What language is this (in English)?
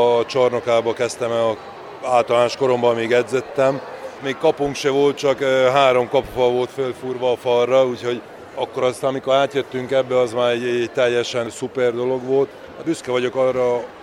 Hungarian